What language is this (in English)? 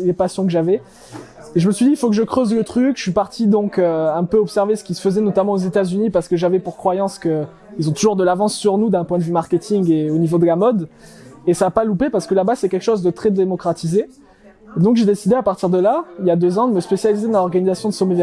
French